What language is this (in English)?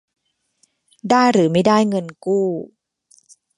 Thai